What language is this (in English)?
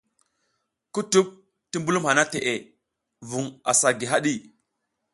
South Giziga